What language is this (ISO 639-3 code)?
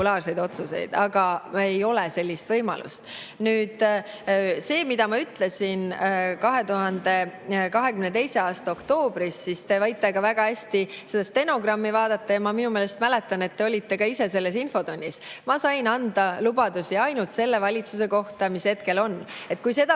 est